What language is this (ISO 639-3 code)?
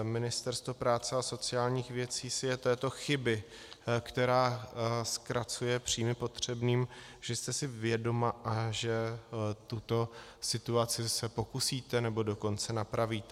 ces